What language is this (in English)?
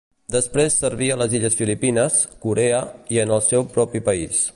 Catalan